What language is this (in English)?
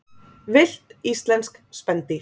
Icelandic